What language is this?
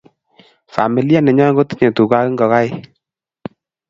Kalenjin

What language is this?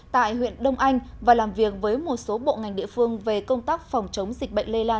Vietnamese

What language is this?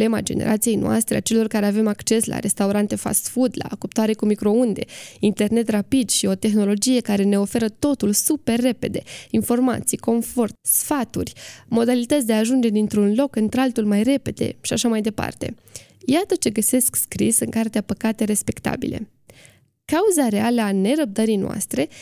Romanian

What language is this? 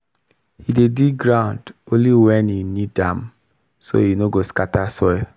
Nigerian Pidgin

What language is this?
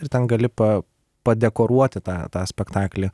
Lithuanian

